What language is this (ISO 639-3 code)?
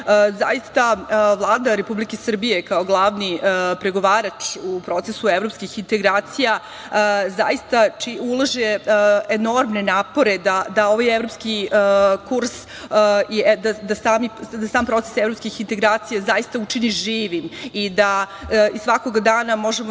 srp